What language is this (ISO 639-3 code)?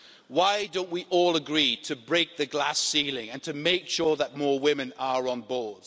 eng